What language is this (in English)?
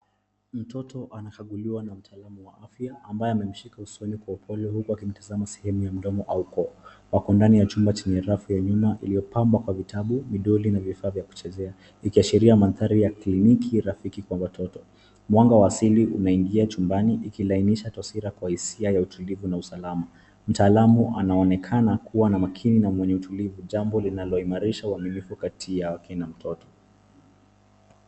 Swahili